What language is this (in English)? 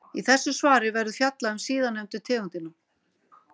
Icelandic